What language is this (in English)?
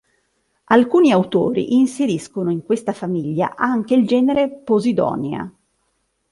Italian